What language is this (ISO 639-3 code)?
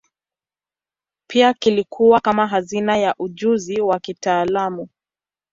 swa